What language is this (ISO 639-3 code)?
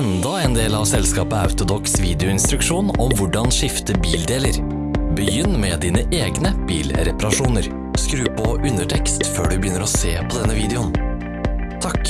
nor